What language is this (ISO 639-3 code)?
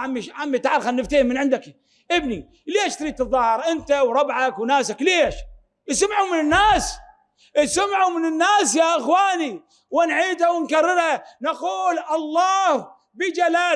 ara